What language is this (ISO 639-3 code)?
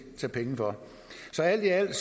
dan